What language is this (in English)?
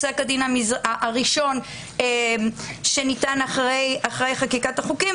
Hebrew